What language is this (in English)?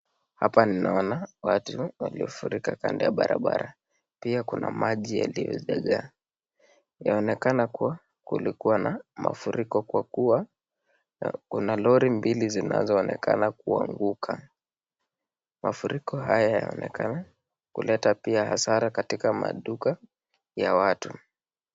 Swahili